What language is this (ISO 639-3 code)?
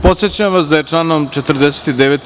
srp